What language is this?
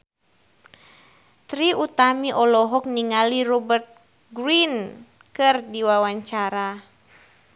Sundanese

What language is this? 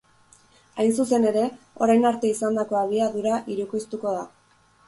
Basque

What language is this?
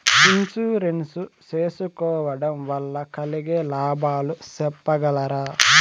Telugu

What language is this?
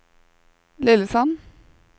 Norwegian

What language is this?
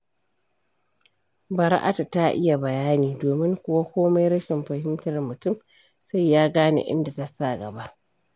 Hausa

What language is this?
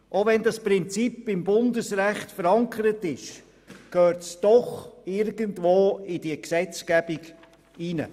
Swiss German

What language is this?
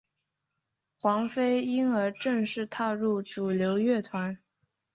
Chinese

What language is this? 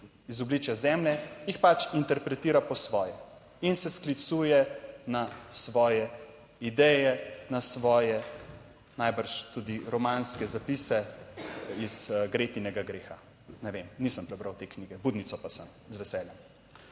Slovenian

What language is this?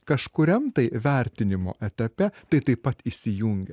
Lithuanian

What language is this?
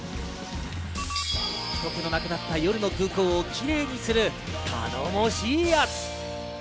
Japanese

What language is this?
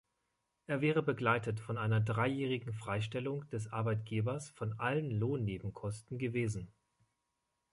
German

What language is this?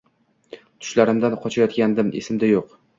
Uzbek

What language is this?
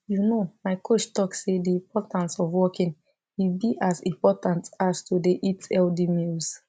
Nigerian Pidgin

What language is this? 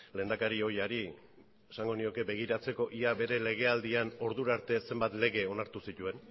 Basque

